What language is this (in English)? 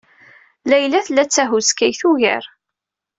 Kabyle